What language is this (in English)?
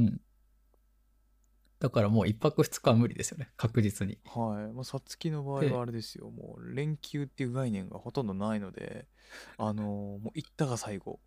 Japanese